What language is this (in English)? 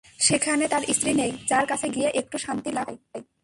Bangla